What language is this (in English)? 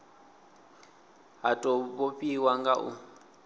Venda